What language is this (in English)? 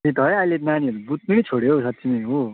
Nepali